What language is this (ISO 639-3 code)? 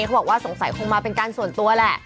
tha